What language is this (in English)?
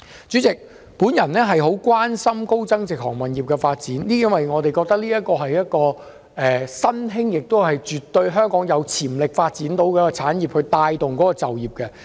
Cantonese